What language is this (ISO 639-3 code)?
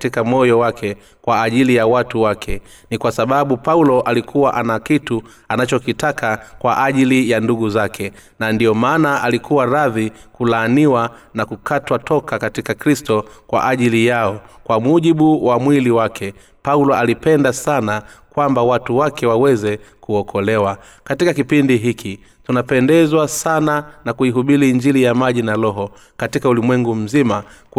swa